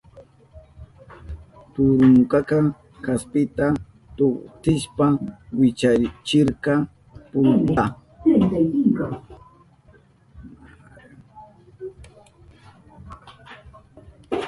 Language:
Southern Pastaza Quechua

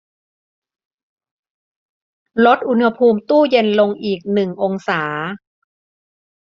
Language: Thai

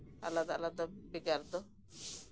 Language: Santali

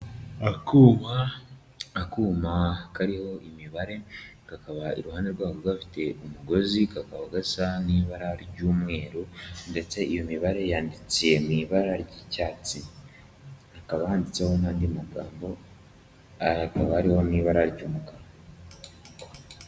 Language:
Kinyarwanda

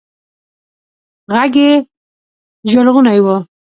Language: Pashto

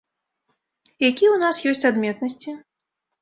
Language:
Belarusian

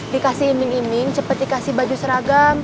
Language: Indonesian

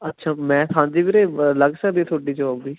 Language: Punjabi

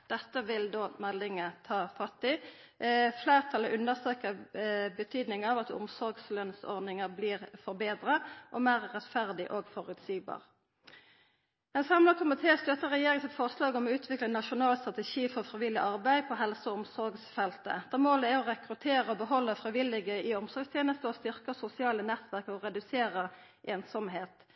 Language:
Norwegian Nynorsk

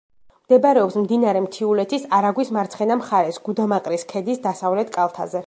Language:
Georgian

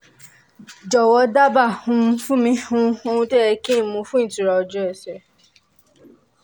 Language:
Yoruba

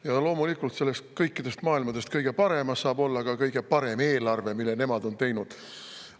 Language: Estonian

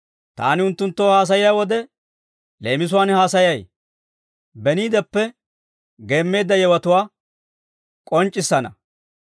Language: Dawro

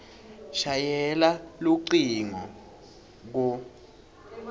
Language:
Swati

